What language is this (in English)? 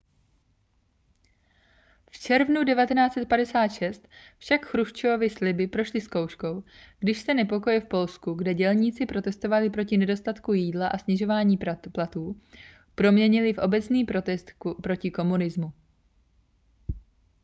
Czech